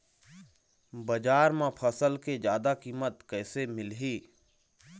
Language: Chhattisgarhi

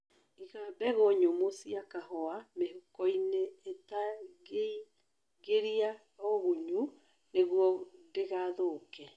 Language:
Kikuyu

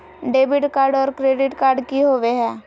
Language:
Magahi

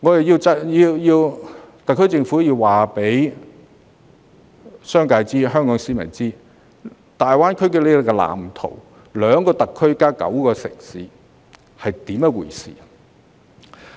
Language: Cantonese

